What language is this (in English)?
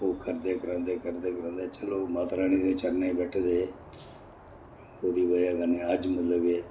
Dogri